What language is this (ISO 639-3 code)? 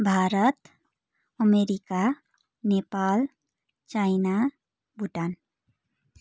nep